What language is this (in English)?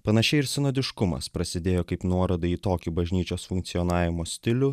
Lithuanian